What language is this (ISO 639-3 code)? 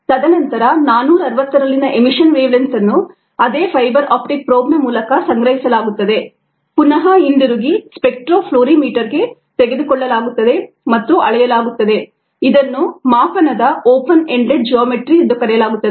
kan